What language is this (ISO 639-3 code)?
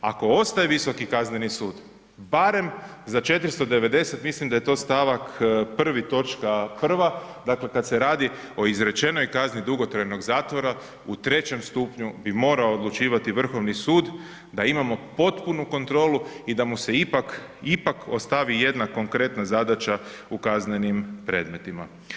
hrv